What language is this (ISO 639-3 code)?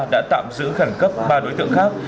vie